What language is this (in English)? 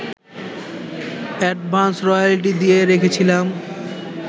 Bangla